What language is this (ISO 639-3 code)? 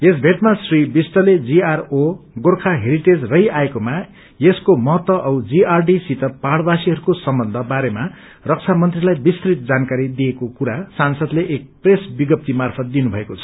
nep